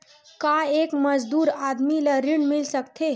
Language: Chhattisgarhi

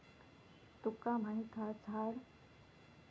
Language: Marathi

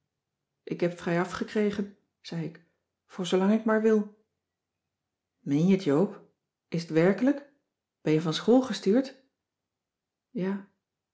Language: Dutch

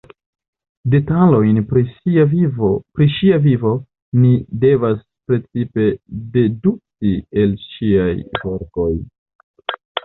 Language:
Esperanto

